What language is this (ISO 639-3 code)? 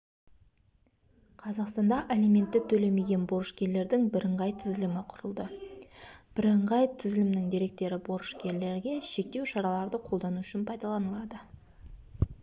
kaz